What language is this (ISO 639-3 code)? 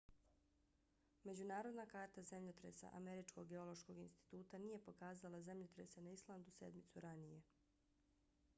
bos